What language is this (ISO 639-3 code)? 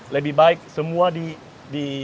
ind